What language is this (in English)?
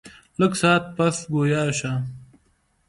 Pashto